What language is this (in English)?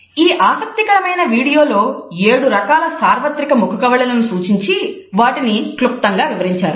Telugu